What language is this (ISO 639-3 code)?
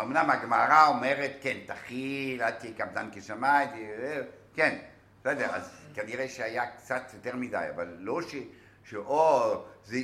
heb